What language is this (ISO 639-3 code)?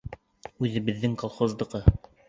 bak